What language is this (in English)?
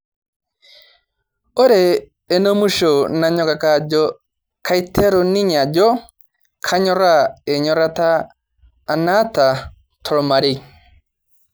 Masai